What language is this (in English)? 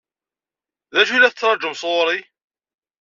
Kabyle